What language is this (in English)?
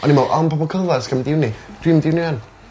Welsh